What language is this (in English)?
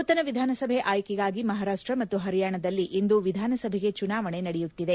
Kannada